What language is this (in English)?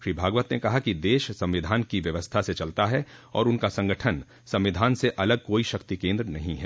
Hindi